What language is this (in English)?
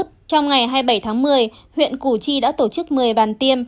Vietnamese